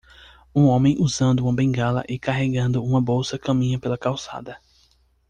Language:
Portuguese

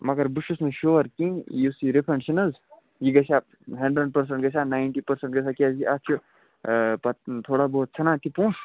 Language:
Kashmiri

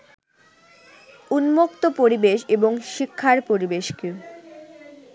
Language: Bangla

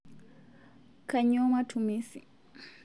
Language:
Masai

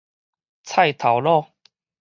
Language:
Min Nan Chinese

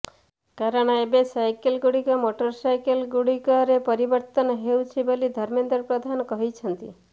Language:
Odia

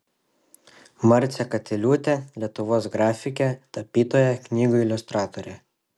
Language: Lithuanian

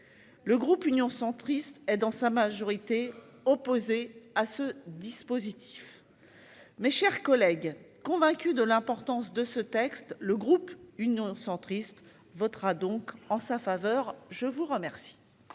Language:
French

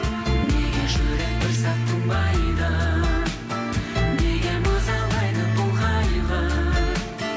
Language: Kazakh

